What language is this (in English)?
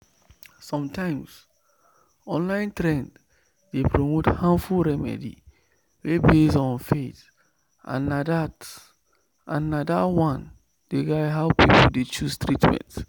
Nigerian Pidgin